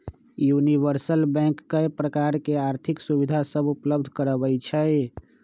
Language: Magahi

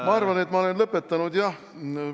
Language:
Estonian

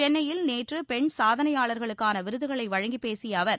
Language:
Tamil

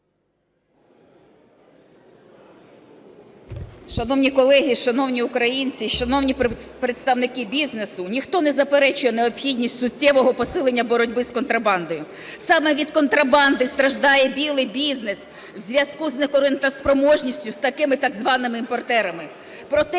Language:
Ukrainian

